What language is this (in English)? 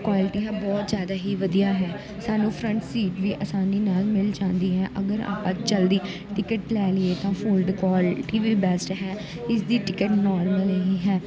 Punjabi